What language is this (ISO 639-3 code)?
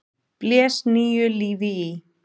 isl